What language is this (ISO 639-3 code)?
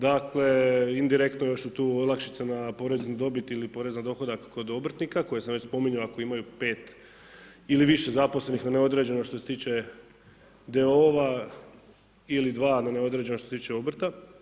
hrv